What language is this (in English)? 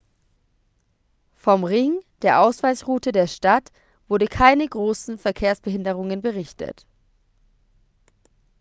German